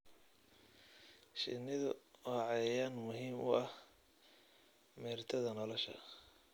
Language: Somali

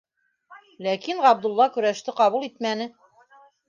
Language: Bashkir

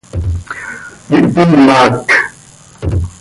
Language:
Seri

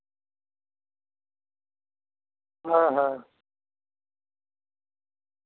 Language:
Santali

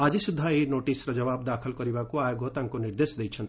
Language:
Odia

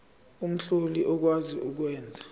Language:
Zulu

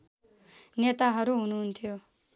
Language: Nepali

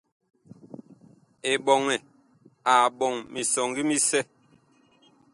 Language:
Bakoko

